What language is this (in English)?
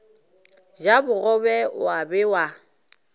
Northern Sotho